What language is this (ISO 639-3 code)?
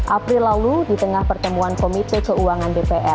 ind